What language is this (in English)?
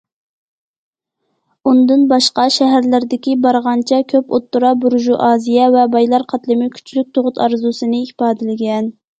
Uyghur